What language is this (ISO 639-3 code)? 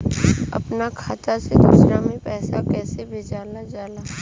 bho